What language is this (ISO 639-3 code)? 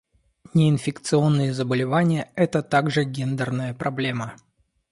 rus